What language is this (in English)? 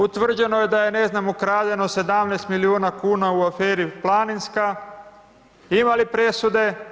Croatian